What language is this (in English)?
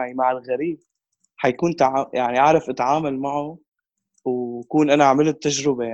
Arabic